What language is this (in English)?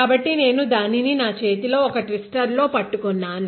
Telugu